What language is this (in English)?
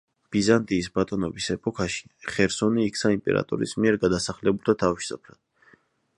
Georgian